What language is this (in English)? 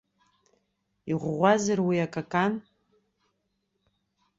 Abkhazian